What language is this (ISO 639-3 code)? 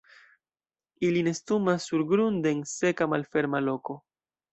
epo